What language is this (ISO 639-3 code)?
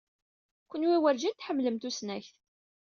kab